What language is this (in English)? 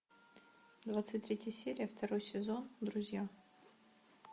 Russian